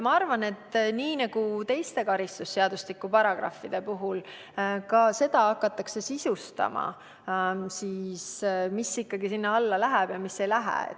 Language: Estonian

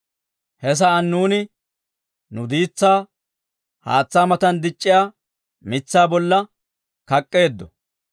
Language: Dawro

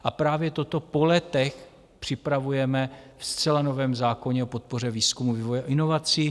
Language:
Czech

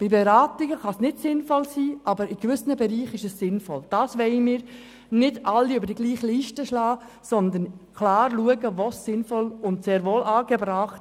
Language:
Swiss German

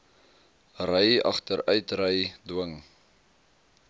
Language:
Afrikaans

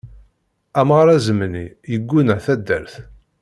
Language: Kabyle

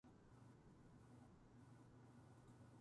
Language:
Japanese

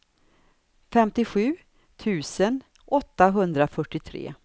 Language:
Swedish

